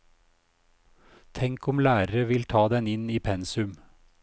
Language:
Norwegian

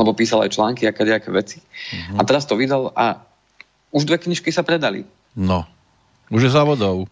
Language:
Slovak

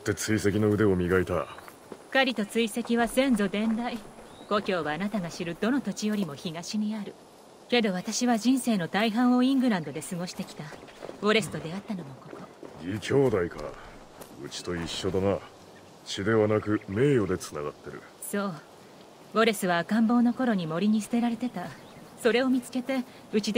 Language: Japanese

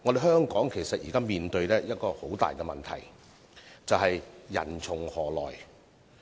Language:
Cantonese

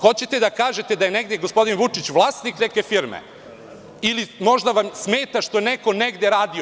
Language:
Serbian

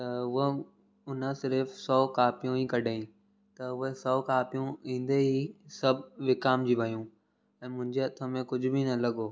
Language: Sindhi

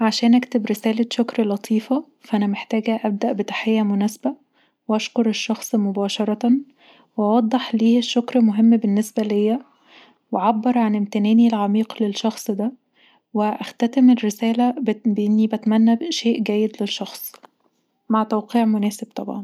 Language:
Egyptian Arabic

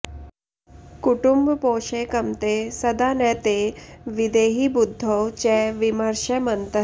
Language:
Sanskrit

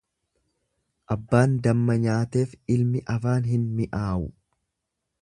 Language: Oromo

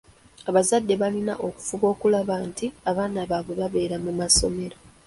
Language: Ganda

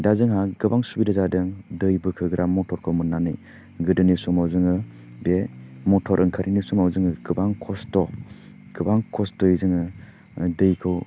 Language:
Bodo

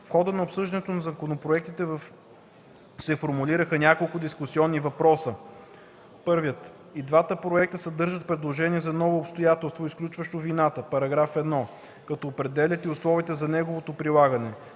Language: Bulgarian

